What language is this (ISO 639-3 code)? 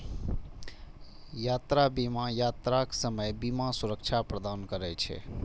mai